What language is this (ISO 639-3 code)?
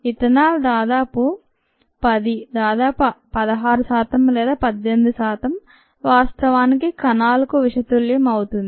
tel